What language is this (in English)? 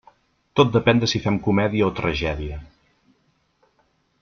Catalan